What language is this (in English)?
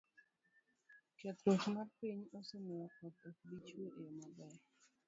Luo (Kenya and Tanzania)